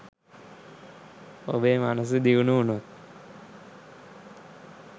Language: Sinhala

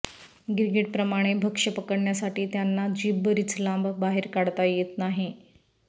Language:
Marathi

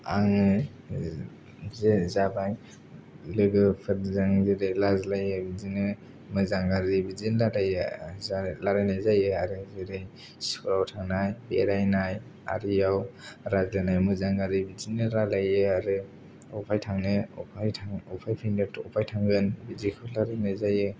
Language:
Bodo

